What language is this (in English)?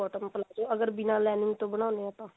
Punjabi